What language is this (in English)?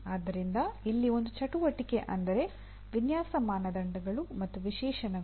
Kannada